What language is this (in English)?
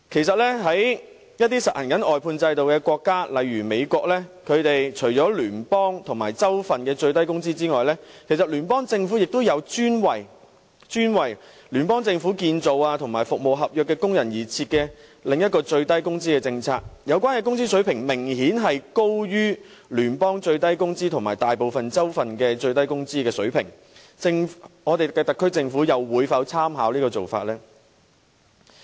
Cantonese